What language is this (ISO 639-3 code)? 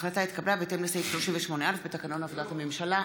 heb